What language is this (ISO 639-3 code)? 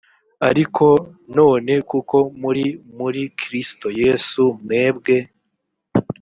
kin